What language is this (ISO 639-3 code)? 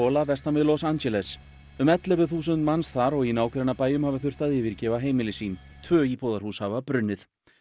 isl